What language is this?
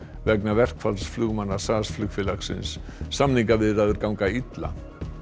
Icelandic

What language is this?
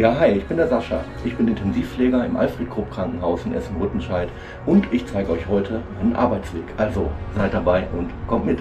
German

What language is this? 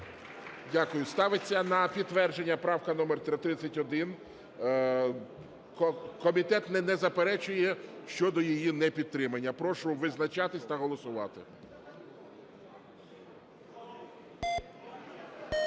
Ukrainian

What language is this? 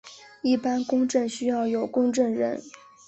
Chinese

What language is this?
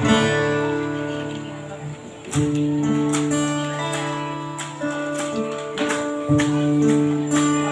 Indonesian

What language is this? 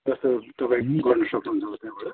Nepali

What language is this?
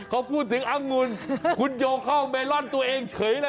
Thai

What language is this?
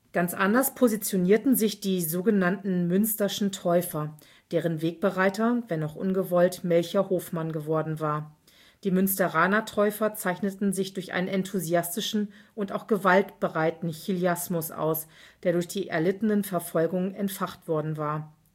German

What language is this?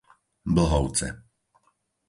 Slovak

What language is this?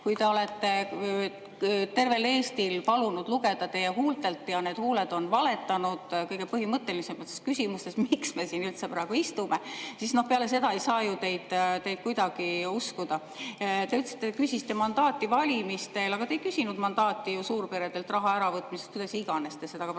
Estonian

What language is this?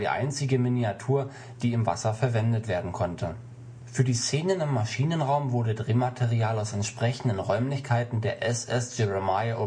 German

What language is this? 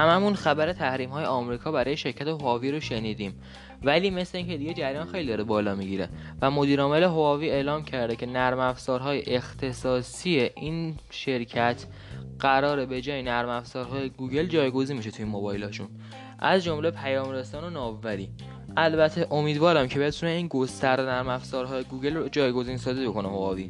Persian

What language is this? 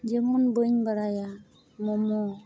Santali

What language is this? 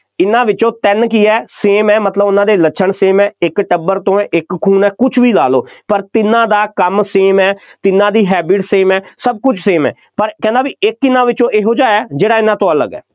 Punjabi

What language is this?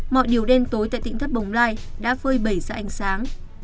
Vietnamese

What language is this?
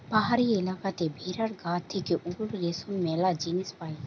Bangla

